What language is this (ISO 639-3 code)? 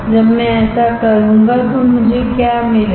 hin